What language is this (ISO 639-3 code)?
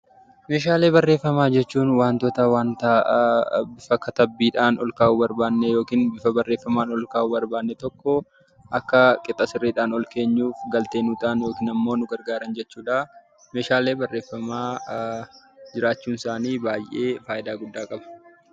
orm